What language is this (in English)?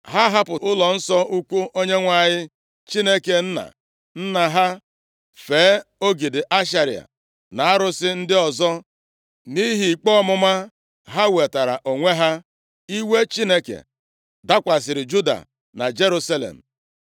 Igbo